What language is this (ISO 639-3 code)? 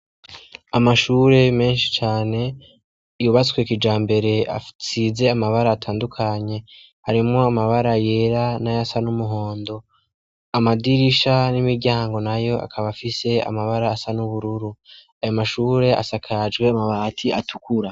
run